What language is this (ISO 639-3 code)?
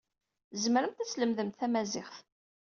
kab